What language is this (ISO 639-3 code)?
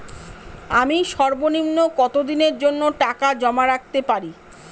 ben